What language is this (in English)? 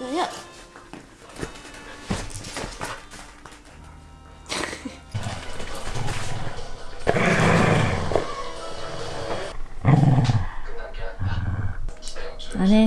Korean